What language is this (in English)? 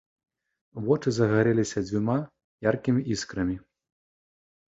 Belarusian